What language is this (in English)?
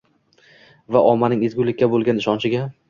Uzbek